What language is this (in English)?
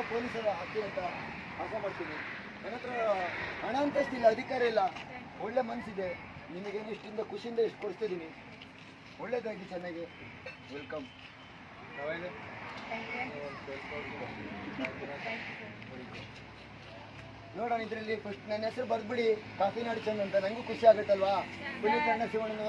Italian